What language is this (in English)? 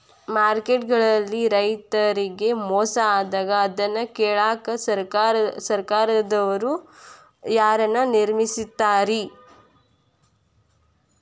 Kannada